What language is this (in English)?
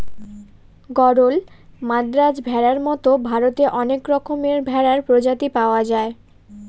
Bangla